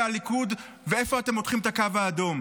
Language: Hebrew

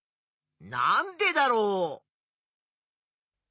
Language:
Japanese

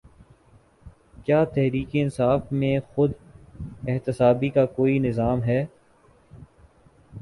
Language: Urdu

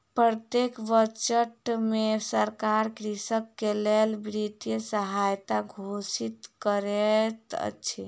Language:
Maithili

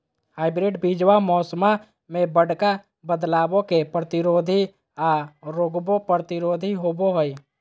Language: Magahi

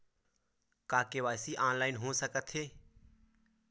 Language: Chhattisgarhi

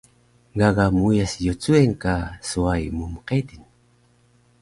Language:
Taroko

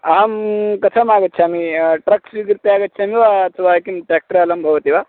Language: Sanskrit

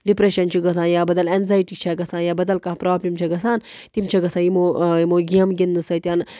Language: Kashmiri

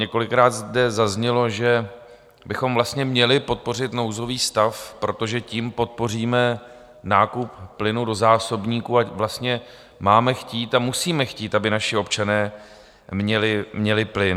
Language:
Czech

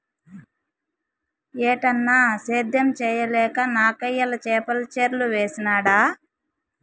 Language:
Telugu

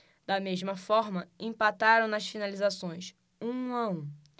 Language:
Portuguese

